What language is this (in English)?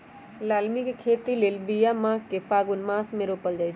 Magahi